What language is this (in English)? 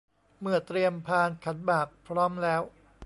Thai